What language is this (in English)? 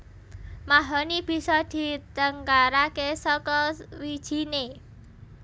Javanese